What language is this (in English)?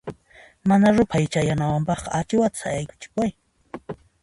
Puno Quechua